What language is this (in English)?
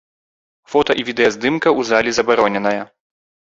Belarusian